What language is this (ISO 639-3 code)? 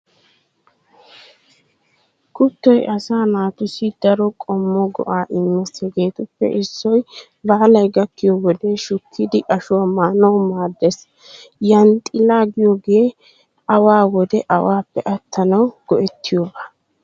wal